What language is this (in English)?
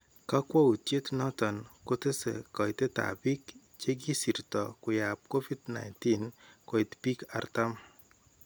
Kalenjin